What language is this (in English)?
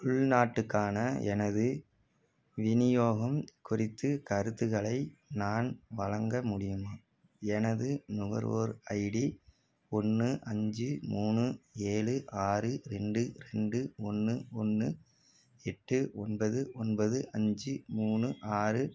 Tamil